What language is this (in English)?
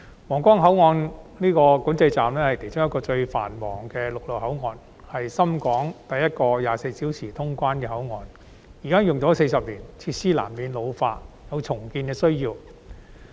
Cantonese